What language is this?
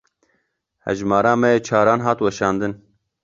Kurdish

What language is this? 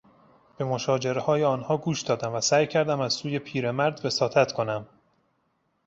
Persian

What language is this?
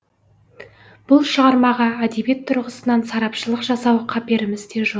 Kazakh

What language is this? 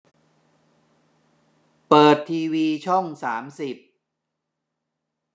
Thai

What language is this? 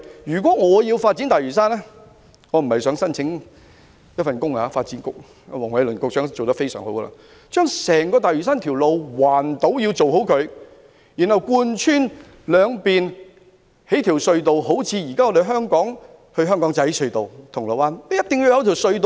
Cantonese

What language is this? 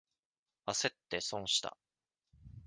Japanese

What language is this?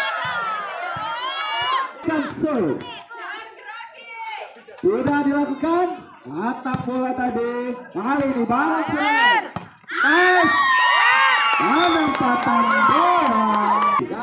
Indonesian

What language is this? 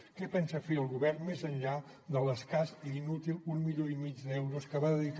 Catalan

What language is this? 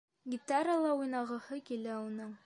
Bashkir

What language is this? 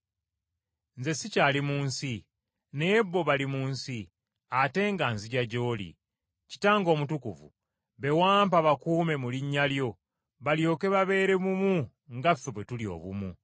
Ganda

